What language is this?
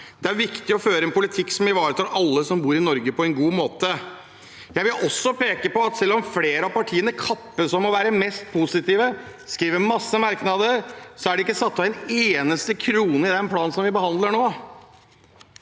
Norwegian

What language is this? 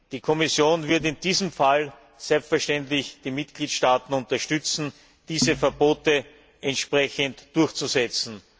German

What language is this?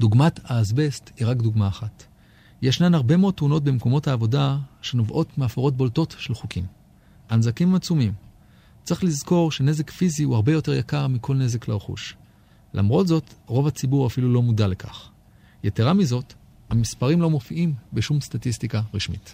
Hebrew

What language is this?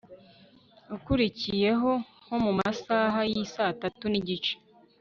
Kinyarwanda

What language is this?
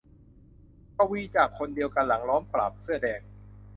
Thai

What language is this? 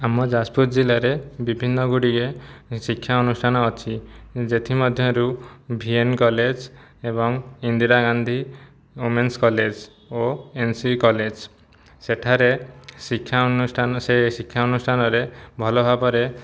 Odia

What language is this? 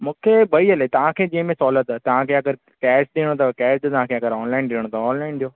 Sindhi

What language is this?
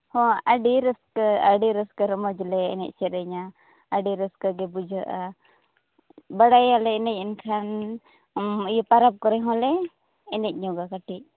Santali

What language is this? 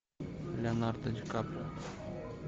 Russian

